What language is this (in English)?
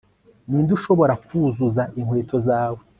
Kinyarwanda